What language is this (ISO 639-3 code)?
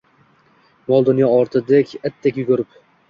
uzb